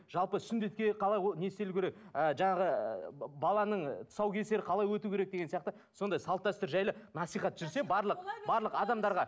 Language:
Kazakh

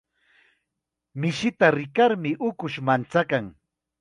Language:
Chiquián Ancash Quechua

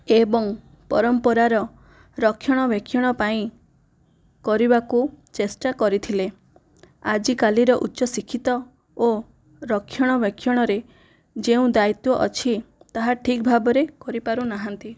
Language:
Odia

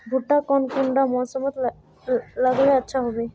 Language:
Magahi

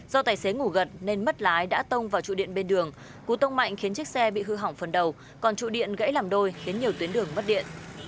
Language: Vietnamese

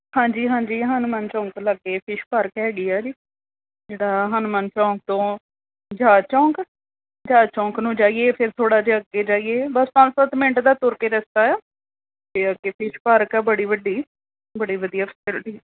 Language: Punjabi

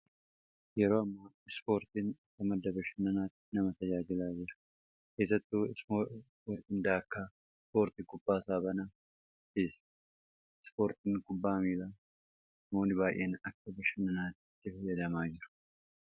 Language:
Oromo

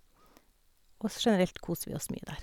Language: Norwegian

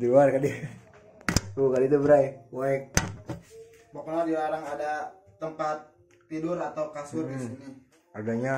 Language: Indonesian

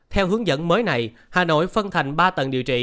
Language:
Vietnamese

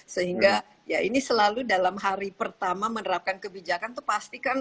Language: Indonesian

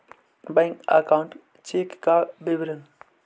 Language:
Magahi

